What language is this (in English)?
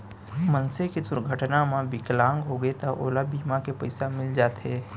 Chhattisgarhi